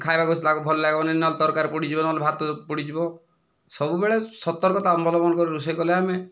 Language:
Odia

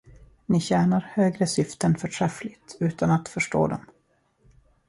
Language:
Swedish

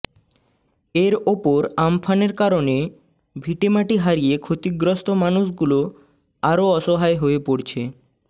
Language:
Bangla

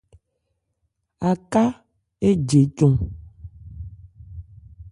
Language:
Ebrié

